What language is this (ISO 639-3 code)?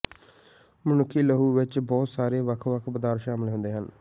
pan